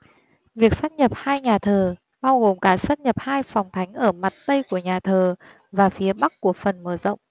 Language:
Vietnamese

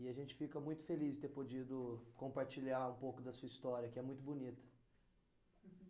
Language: Portuguese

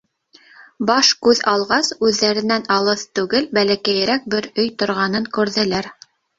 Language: Bashkir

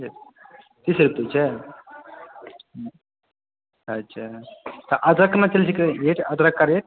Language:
Maithili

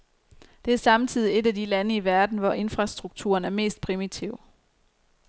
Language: Danish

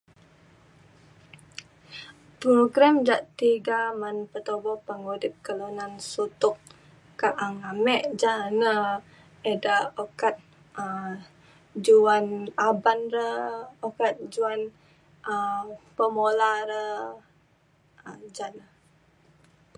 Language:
Mainstream Kenyah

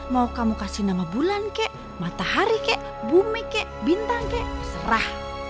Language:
Indonesian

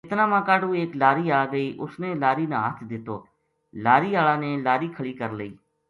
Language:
Gujari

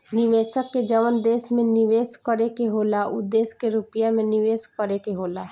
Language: Bhojpuri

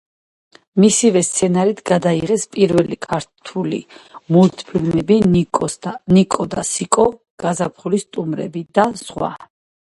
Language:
Georgian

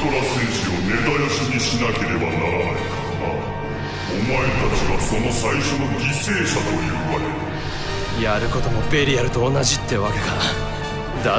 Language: Japanese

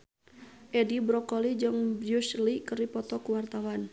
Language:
Sundanese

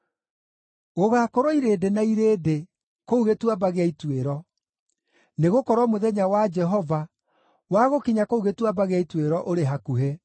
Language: Kikuyu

